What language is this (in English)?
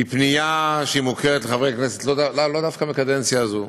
Hebrew